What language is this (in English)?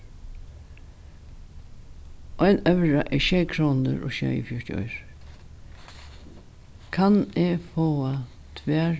Faroese